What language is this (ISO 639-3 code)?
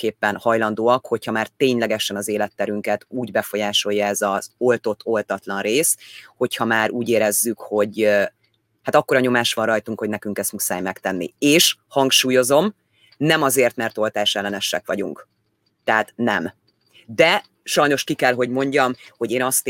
hun